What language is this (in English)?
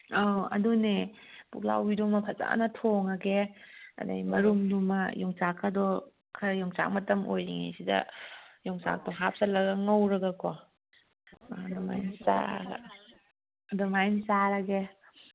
Manipuri